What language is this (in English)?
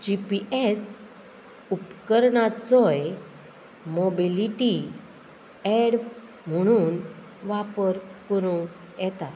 Konkani